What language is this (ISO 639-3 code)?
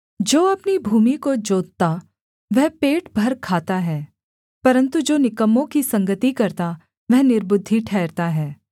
hin